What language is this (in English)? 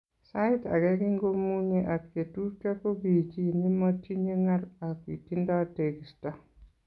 Kalenjin